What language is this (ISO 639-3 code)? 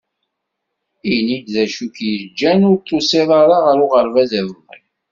kab